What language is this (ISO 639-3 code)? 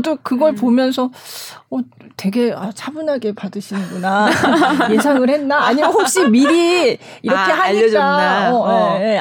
kor